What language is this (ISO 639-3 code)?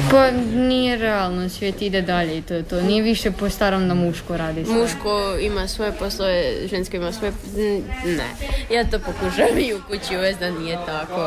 hrv